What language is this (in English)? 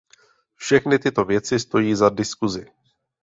Czech